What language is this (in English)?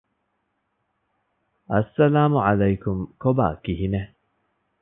Divehi